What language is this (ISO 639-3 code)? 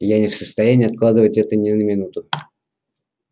rus